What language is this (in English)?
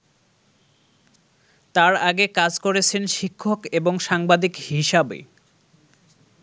Bangla